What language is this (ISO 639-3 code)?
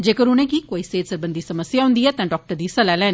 doi